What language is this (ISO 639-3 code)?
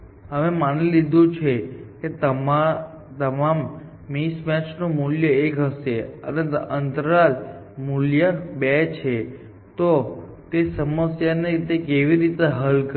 guj